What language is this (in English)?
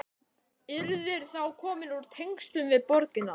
Icelandic